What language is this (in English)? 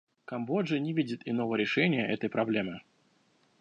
Russian